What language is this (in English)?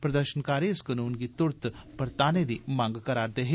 Dogri